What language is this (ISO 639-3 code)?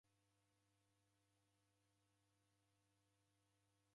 dav